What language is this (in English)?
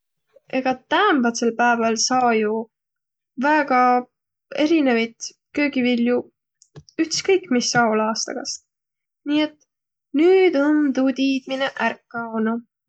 Võro